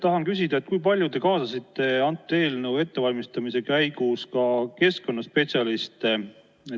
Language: Estonian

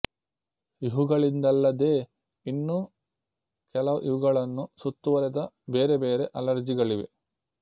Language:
Kannada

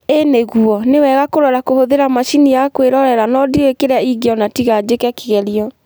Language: Kikuyu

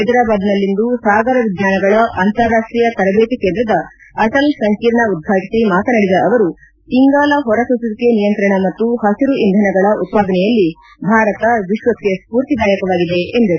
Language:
Kannada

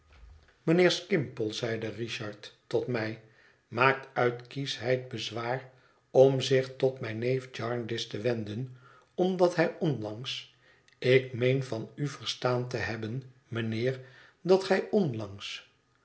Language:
Dutch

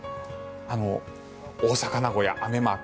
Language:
Japanese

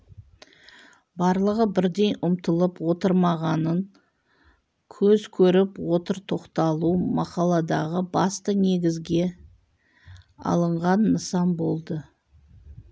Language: Kazakh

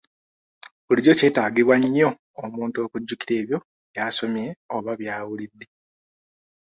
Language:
Ganda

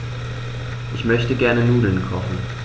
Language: German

